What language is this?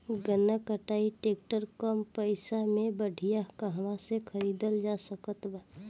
Bhojpuri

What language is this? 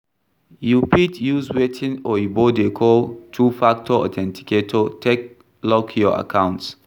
Nigerian Pidgin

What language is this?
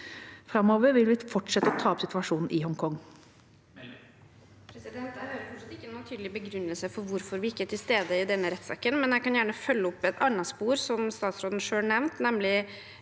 Norwegian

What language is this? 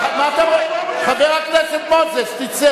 Hebrew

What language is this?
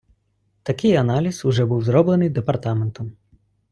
Ukrainian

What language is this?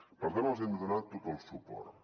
Catalan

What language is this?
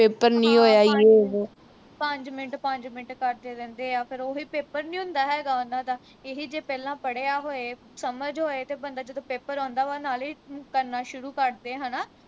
Punjabi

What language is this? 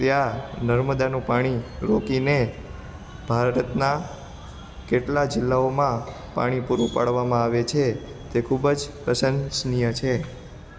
Gujarati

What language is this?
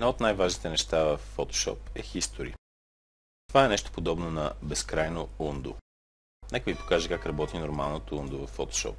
Bulgarian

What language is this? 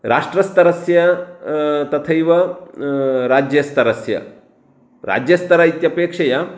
Sanskrit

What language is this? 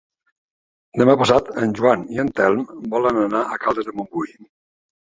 Catalan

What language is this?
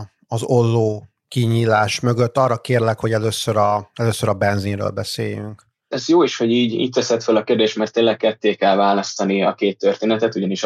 Hungarian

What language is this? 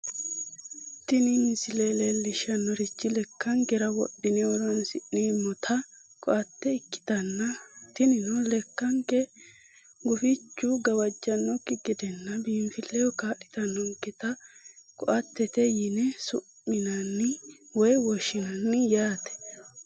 Sidamo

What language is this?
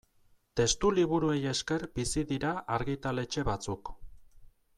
Basque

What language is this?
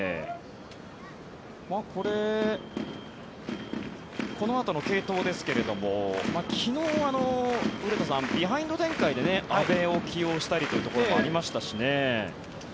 Japanese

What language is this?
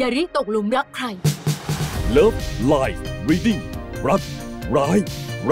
Thai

